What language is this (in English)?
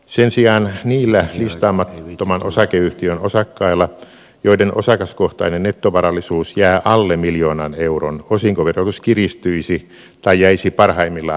Finnish